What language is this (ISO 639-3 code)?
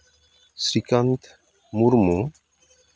sat